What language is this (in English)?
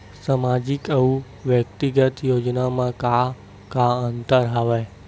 Chhattisgarhi